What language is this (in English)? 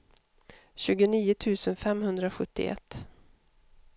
Swedish